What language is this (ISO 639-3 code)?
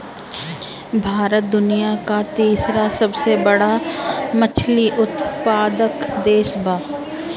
bho